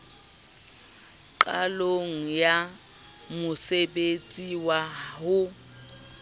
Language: Southern Sotho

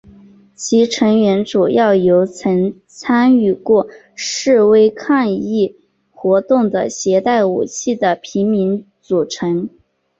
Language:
Chinese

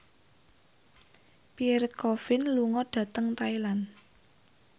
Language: Javanese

